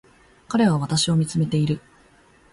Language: Japanese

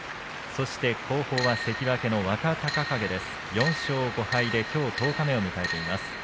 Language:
Japanese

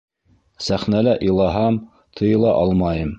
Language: Bashkir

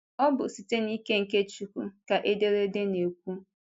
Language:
Igbo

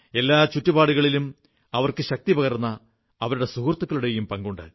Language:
Malayalam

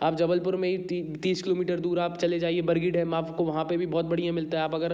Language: Hindi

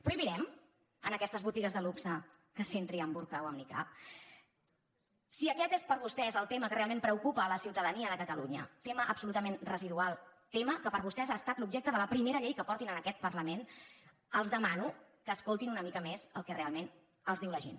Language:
Catalan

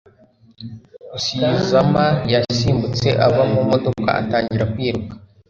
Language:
Kinyarwanda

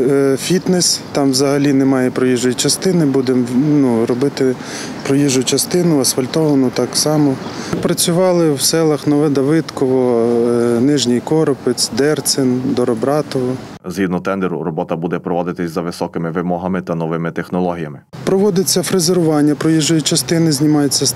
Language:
Ukrainian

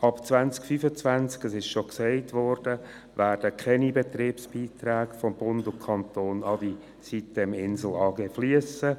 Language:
Swiss German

